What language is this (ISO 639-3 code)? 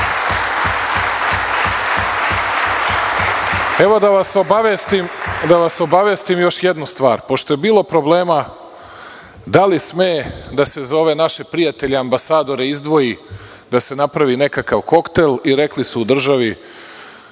srp